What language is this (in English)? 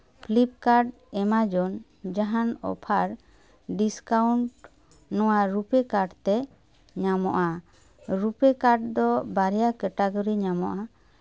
Santali